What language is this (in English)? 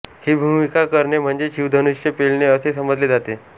Marathi